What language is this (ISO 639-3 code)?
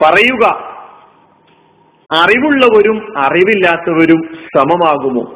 mal